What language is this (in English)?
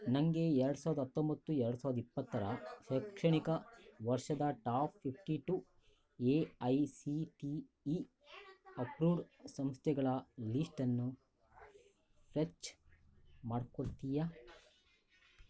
Kannada